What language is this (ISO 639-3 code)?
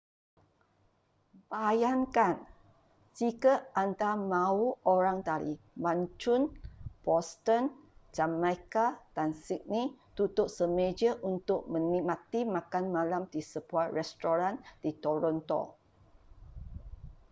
msa